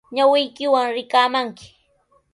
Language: Sihuas Ancash Quechua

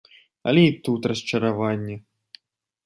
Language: Belarusian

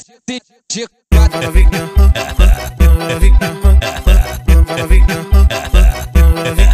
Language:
Romanian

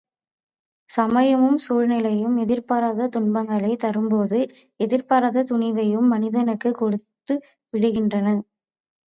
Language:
Tamil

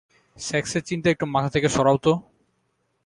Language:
Bangla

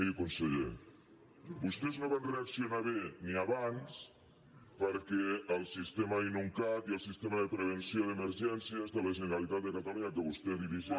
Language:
Catalan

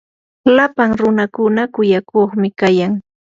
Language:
Yanahuanca Pasco Quechua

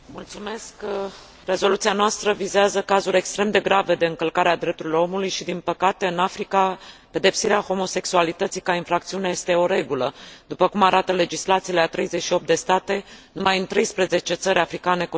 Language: Romanian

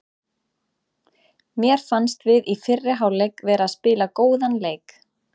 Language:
Icelandic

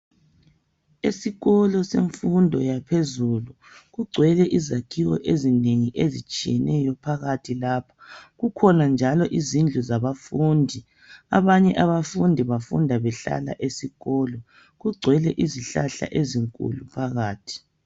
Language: North Ndebele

